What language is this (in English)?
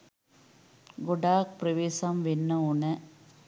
Sinhala